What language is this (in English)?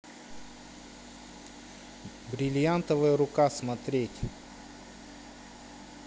Russian